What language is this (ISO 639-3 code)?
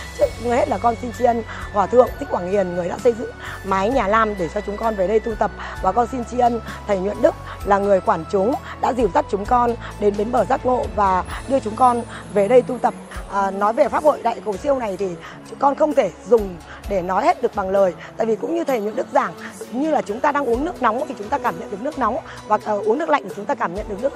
vie